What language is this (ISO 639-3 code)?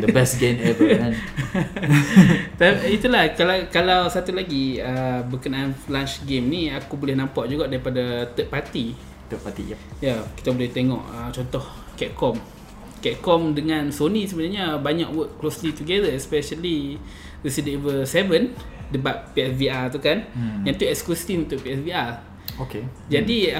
msa